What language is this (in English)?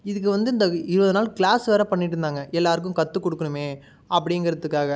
Tamil